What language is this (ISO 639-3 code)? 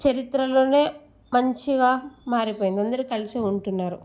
tel